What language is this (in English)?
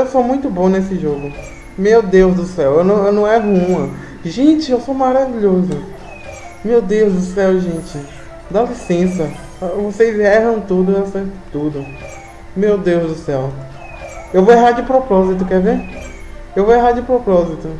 Portuguese